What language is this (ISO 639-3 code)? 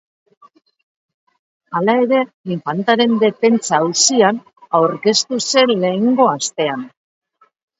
eus